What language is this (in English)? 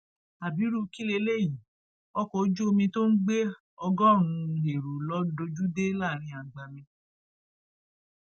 Yoruba